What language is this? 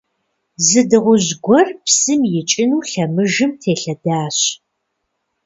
Kabardian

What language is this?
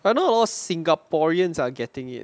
English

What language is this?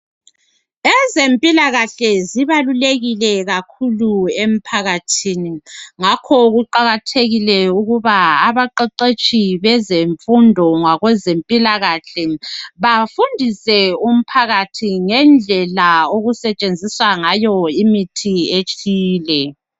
North Ndebele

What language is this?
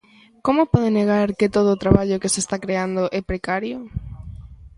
Galician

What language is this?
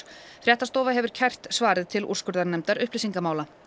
Icelandic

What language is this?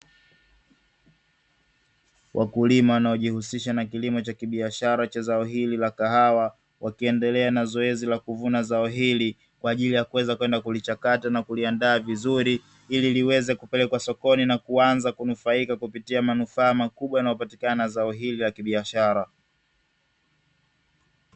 Swahili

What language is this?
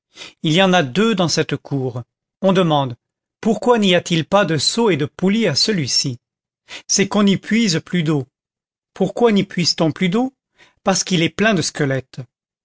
French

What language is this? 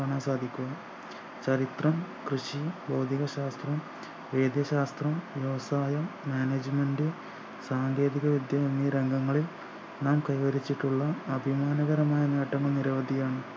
Malayalam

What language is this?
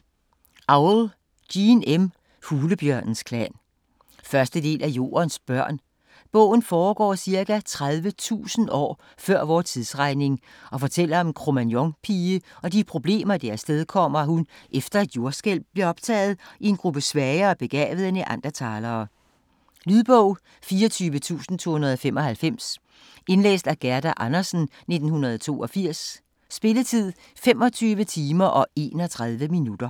Danish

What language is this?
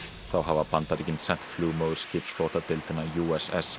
Icelandic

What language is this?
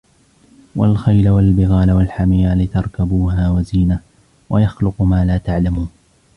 Arabic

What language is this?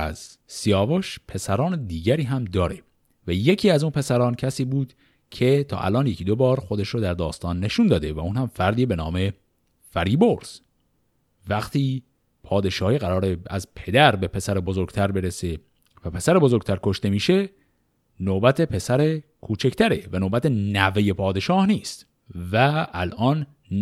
Persian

